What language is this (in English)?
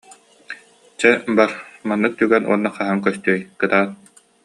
Yakut